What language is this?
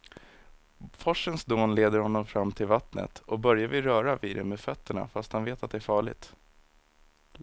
Swedish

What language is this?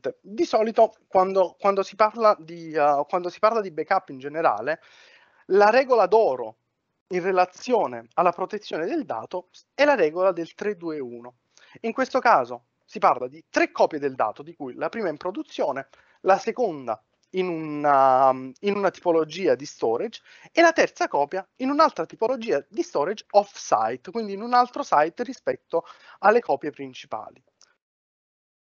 Italian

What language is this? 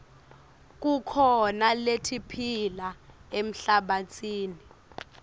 Swati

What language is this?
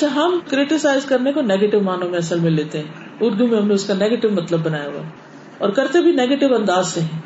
Urdu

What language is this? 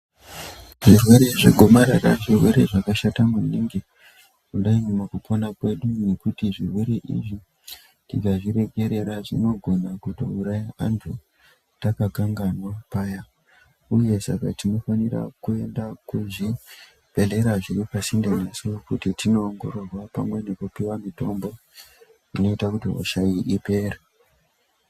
Ndau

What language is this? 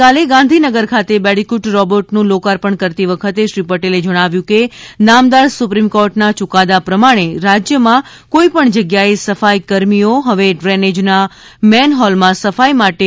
Gujarati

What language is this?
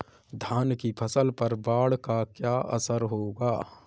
Hindi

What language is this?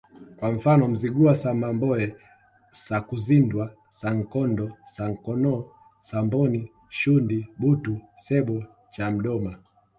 Swahili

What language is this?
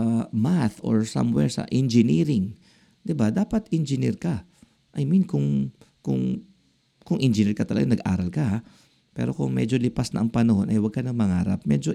Filipino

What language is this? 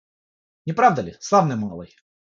Russian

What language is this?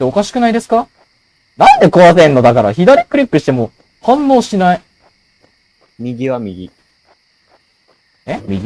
Japanese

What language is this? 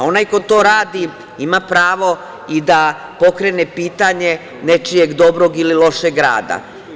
Serbian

